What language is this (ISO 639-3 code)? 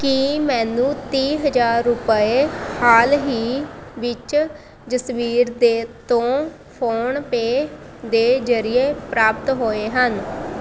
pan